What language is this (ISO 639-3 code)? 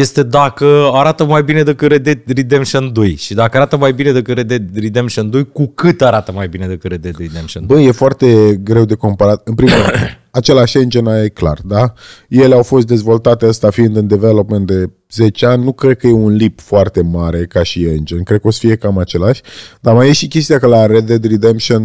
ron